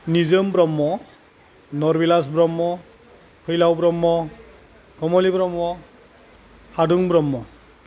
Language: Bodo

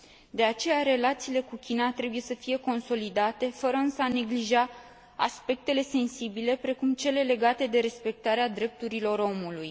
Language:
Romanian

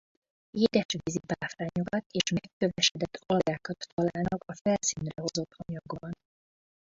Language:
Hungarian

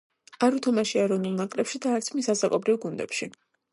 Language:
Georgian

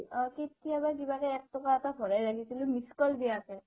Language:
Assamese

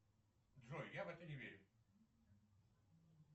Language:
Russian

